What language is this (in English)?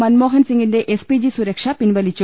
Malayalam